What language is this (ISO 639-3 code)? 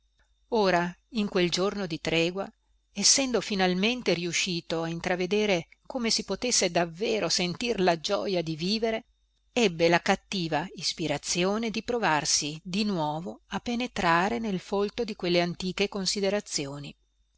ita